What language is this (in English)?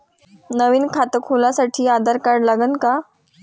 Marathi